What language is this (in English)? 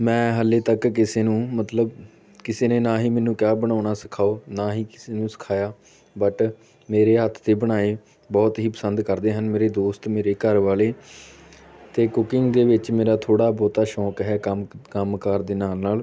Punjabi